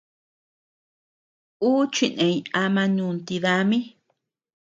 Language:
Tepeuxila Cuicatec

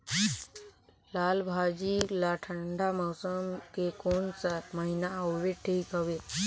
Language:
Chhattisgarhi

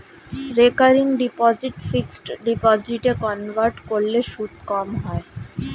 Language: Bangla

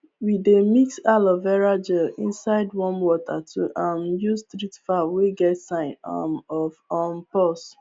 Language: Nigerian Pidgin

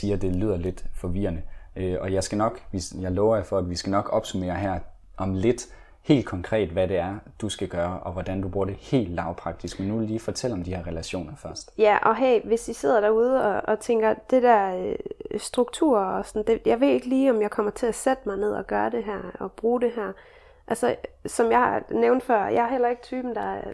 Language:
Danish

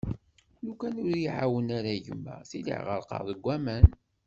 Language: Kabyle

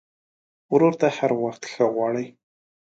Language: Pashto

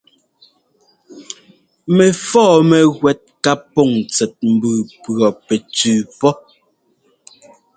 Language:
Ngomba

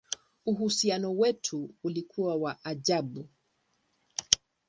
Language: Swahili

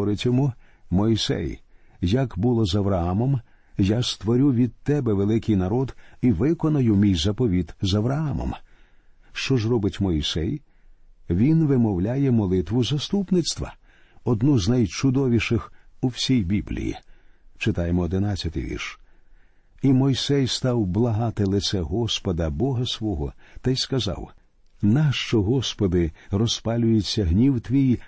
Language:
Ukrainian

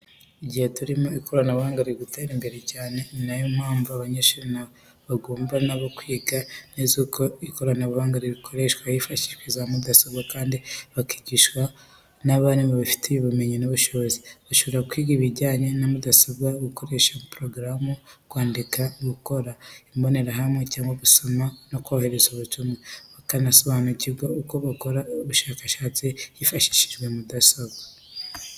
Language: Kinyarwanda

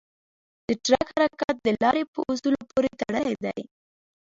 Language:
Pashto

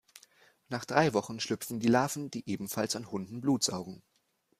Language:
German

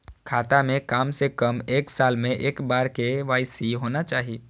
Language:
Maithili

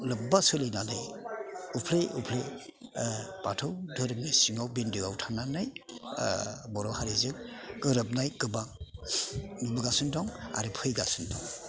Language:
Bodo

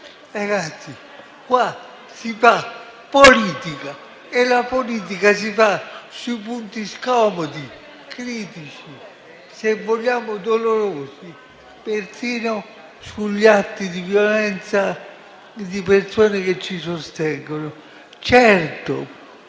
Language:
Italian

